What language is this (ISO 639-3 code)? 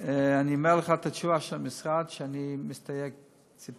heb